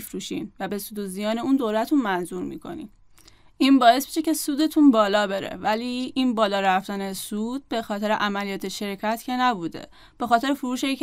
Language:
Persian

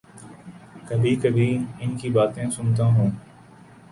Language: Urdu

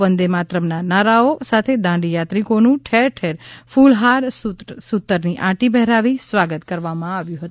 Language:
Gujarati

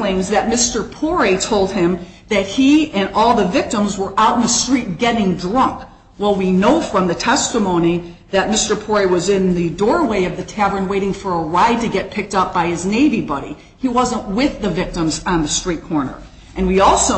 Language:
English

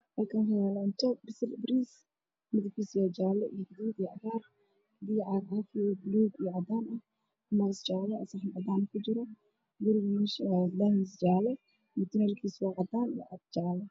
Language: Somali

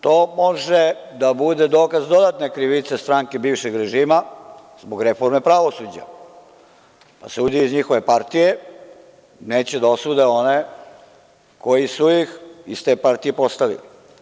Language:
Serbian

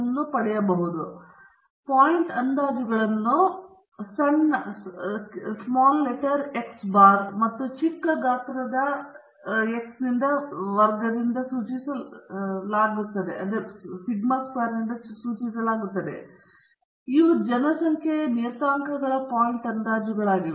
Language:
Kannada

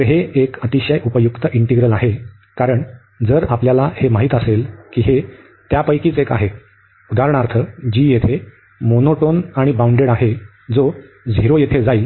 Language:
Marathi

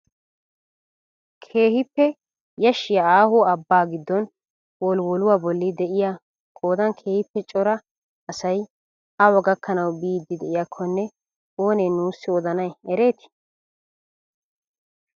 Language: Wolaytta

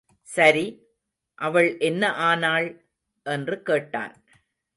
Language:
Tamil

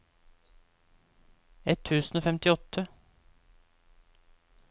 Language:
Norwegian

